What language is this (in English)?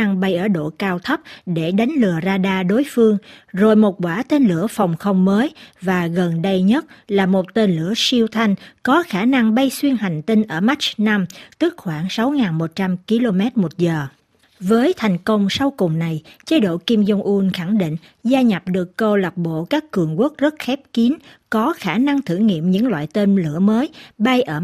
Vietnamese